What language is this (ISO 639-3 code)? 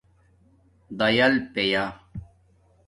dmk